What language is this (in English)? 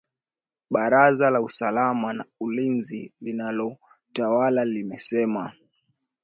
Swahili